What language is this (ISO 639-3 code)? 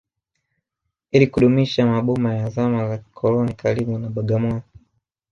swa